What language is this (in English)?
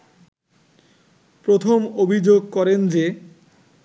Bangla